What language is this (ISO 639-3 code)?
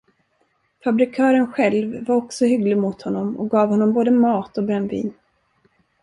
swe